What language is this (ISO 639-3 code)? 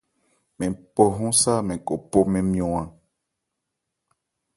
ebr